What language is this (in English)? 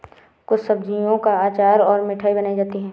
Hindi